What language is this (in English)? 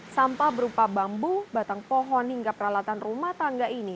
Indonesian